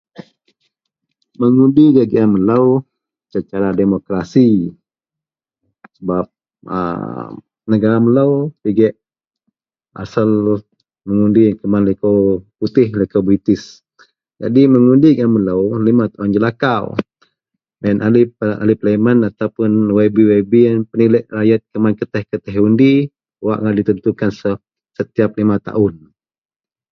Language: Central Melanau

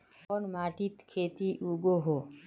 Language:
Magahi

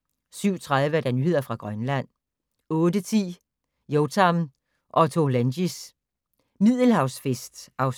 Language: Danish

